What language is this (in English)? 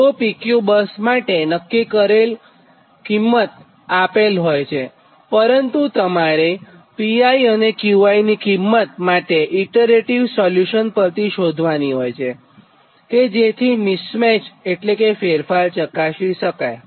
Gujarati